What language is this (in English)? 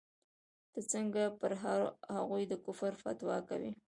Pashto